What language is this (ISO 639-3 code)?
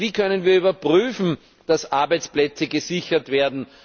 deu